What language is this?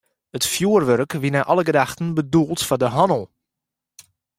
Western Frisian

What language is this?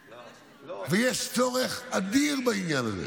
Hebrew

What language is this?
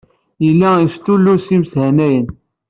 Kabyle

